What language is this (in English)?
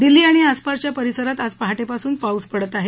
Marathi